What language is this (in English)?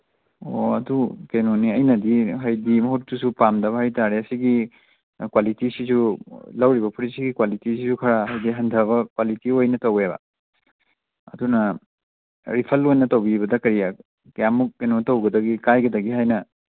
Manipuri